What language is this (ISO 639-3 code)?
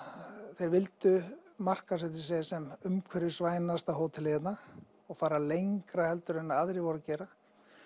isl